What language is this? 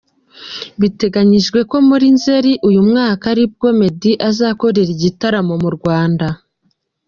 Kinyarwanda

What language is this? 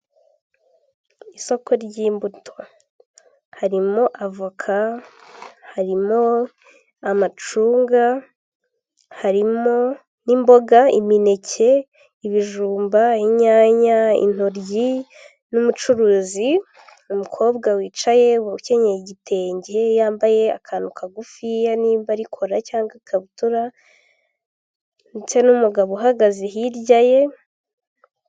Kinyarwanda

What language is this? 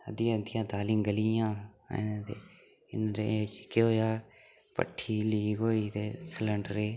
Dogri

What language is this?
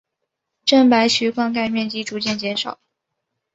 Chinese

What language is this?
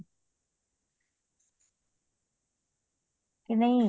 Punjabi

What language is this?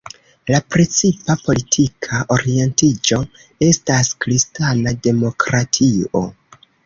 Esperanto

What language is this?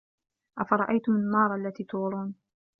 Arabic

